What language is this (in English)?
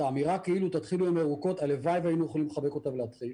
Hebrew